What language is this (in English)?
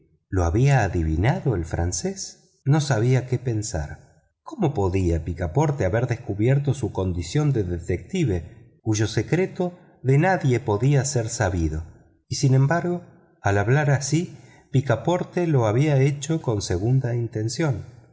Spanish